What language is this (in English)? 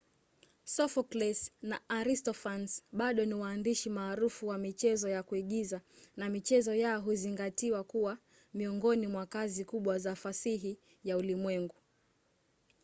Swahili